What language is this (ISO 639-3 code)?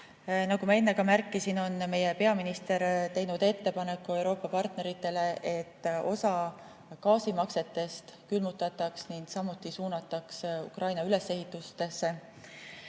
est